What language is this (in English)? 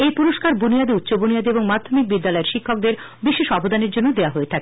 Bangla